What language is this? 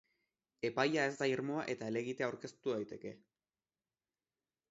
Basque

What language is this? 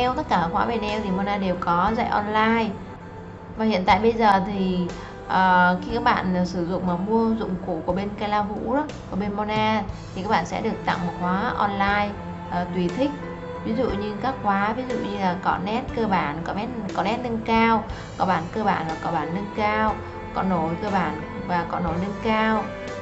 Vietnamese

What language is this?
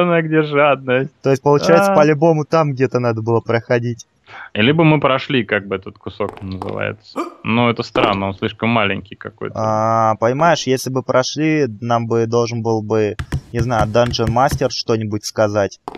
Russian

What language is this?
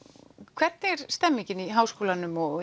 Icelandic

